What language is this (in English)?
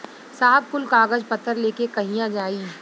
Bhojpuri